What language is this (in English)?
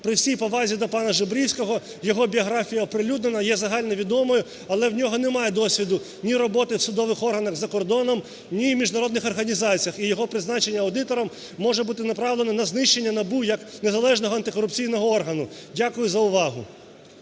Ukrainian